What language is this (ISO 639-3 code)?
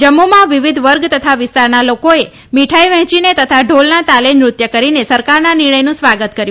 guj